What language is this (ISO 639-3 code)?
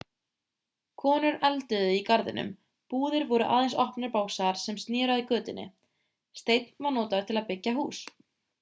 isl